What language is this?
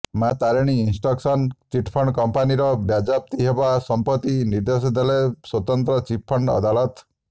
Odia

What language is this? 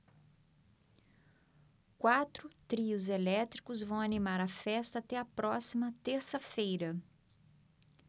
Portuguese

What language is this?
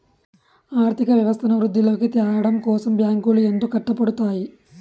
Telugu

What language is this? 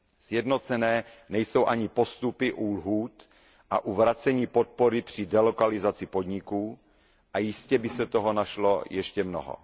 Czech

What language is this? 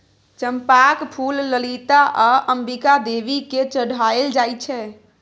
Maithili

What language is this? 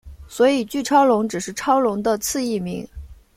Chinese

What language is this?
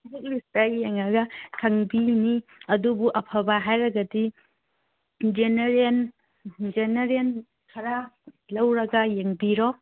Manipuri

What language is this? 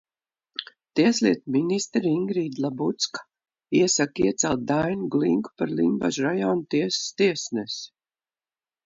Latvian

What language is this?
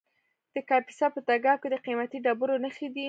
Pashto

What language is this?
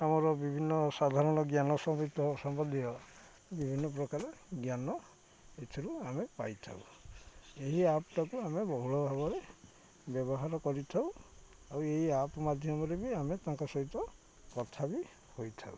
Odia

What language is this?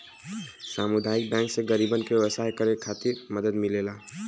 Bhojpuri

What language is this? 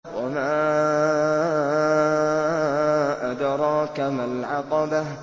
Arabic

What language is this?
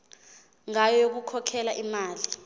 Zulu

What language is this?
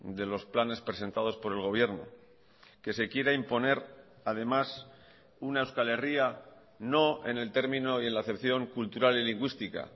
Spanish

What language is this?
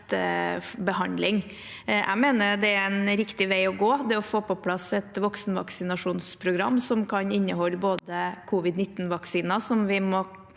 Norwegian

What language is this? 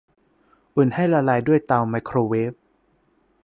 Thai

